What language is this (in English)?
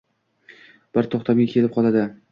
Uzbek